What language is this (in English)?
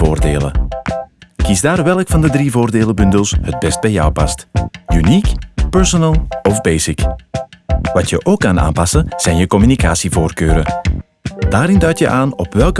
Dutch